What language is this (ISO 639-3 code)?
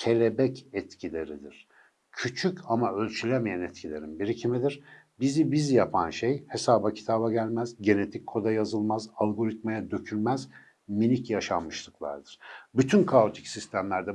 tur